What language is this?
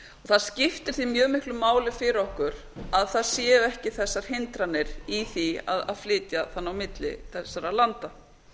Icelandic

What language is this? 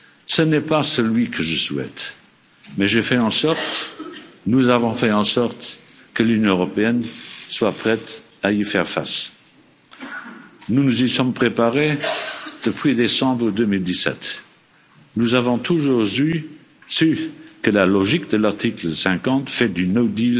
French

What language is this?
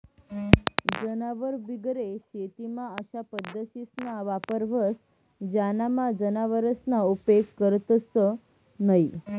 Marathi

